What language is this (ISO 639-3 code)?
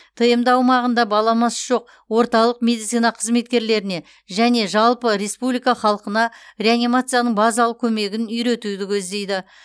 kaz